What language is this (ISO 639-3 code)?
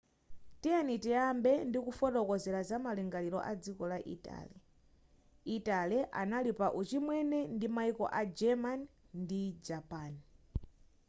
nya